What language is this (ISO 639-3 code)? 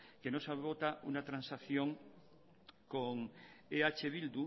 spa